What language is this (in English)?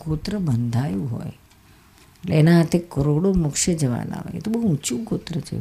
Gujarati